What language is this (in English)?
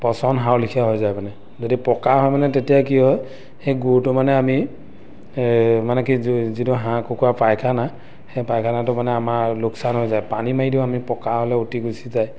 Assamese